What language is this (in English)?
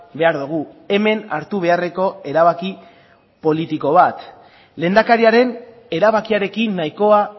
Basque